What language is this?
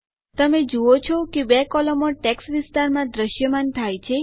Gujarati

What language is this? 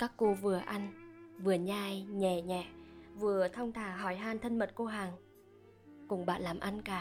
Vietnamese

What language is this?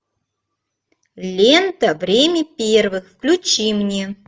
Russian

